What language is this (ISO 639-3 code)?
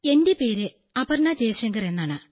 mal